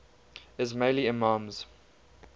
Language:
English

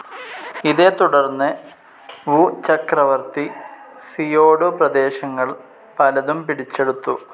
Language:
Malayalam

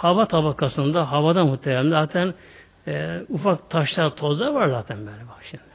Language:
Turkish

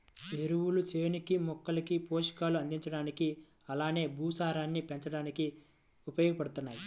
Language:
Telugu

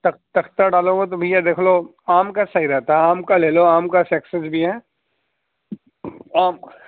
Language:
Urdu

